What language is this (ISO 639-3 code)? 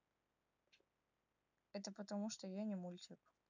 rus